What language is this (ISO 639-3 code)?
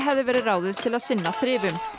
isl